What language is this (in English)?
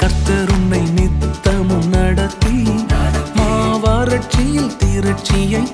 Urdu